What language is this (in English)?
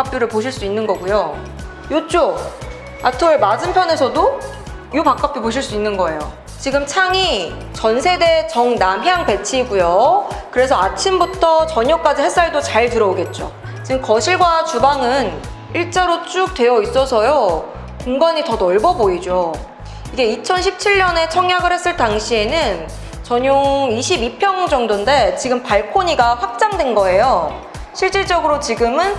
Korean